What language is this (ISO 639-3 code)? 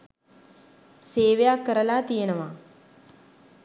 sin